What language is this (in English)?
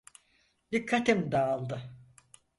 Turkish